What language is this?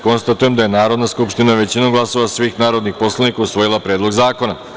Serbian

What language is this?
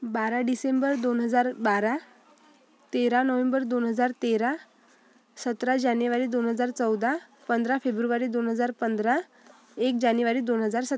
Marathi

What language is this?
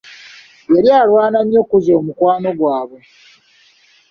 Ganda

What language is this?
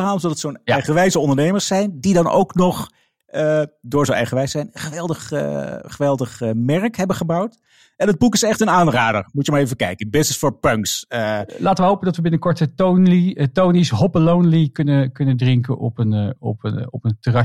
Dutch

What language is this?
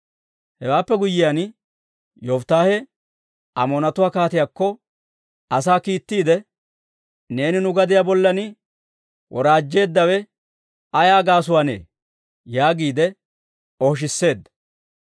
Dawro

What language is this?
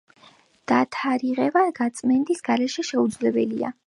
Georgian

